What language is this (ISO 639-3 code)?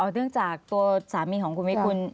tha